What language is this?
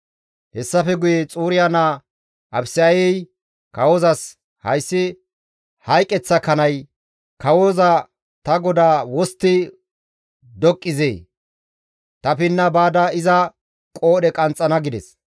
Gamo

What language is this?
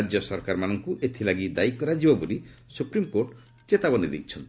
Odia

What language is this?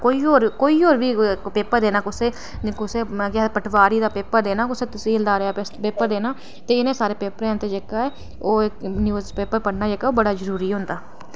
Dogri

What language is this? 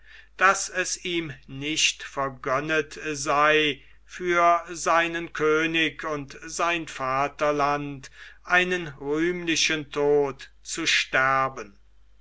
German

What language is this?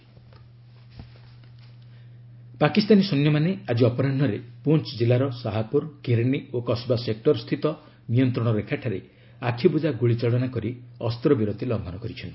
Odia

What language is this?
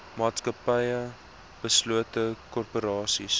Afrikaans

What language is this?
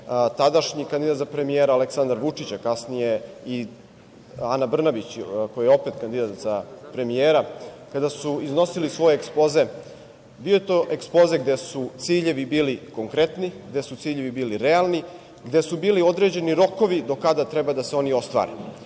Serbian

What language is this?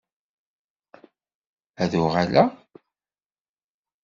Kabyle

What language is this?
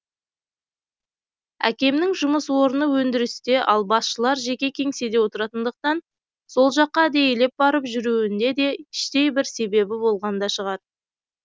Kazakh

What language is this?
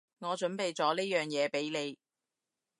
Cantonese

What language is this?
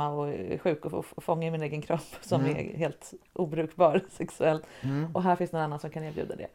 Swedish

